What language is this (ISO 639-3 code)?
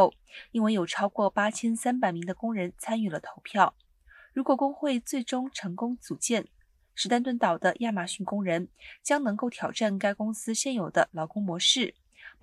zho